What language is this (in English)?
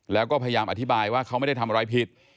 Thai